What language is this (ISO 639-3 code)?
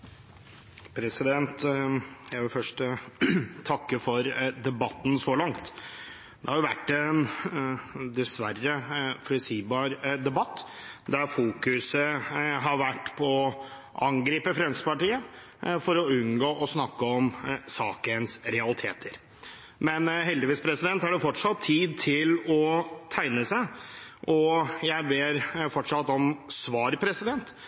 nor